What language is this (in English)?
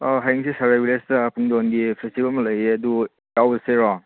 Manipuri